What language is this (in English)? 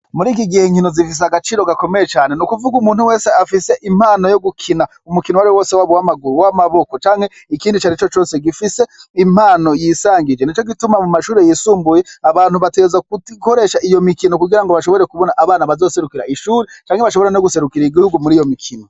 Rundi